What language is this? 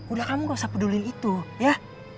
Indonesian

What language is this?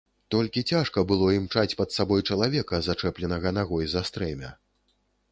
Belarusian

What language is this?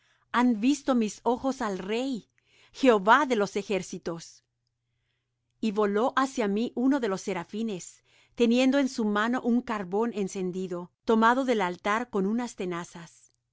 Spanish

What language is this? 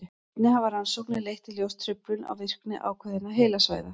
Icelandic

